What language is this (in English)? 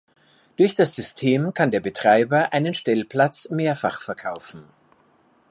German